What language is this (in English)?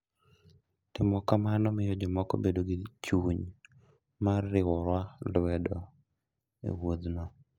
Luo (Kenya and Tanzania)